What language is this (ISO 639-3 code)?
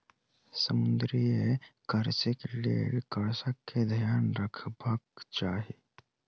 mai